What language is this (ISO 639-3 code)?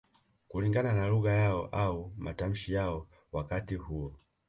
swa